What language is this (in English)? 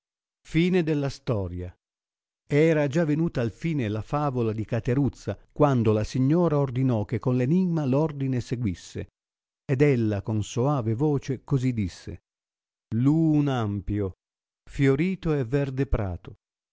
Italian